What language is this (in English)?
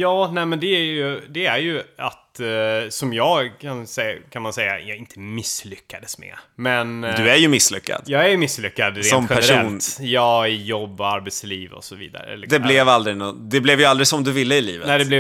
Swedish